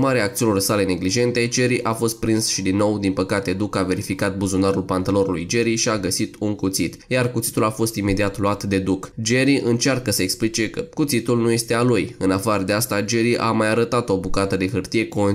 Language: Romanian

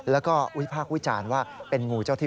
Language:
Thai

